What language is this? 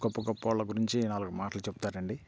Telugu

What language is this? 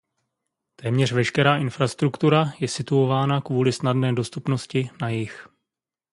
Czech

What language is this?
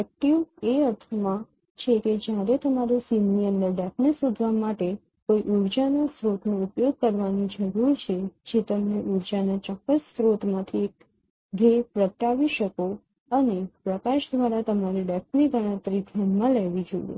Gujarati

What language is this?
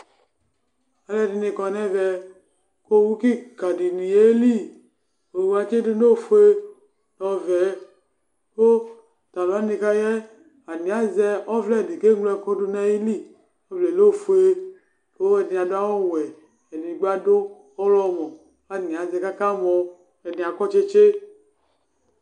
Ikposo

